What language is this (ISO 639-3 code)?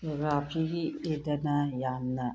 mni